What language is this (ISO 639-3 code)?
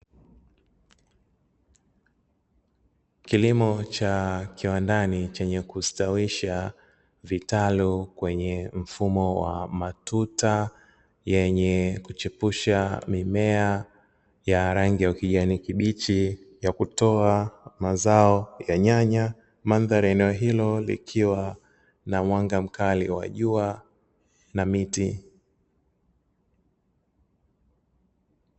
swa